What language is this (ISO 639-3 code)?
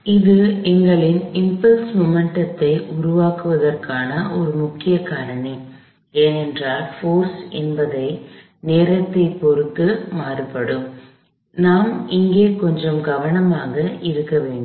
tam